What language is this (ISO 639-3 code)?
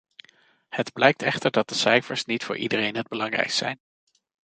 nld